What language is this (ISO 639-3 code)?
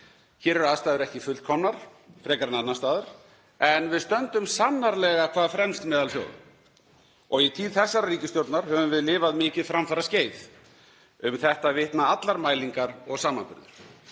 isl